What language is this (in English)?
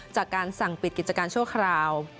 Thai